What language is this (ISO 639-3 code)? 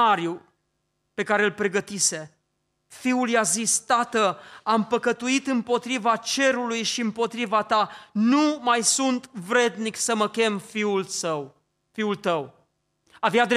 ron